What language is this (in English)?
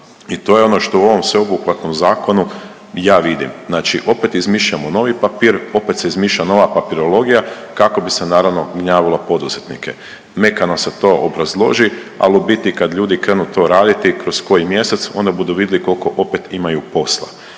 Croatian